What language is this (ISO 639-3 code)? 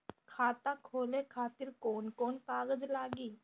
bho